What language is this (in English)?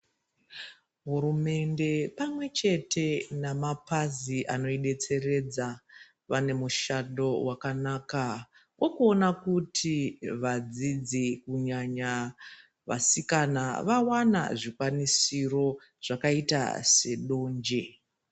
Ndau